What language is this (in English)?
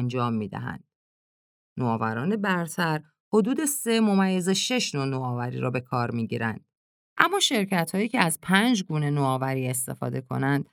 Persian